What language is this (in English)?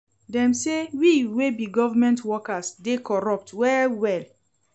Nigerian Pidgin